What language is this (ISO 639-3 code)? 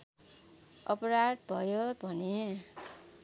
nep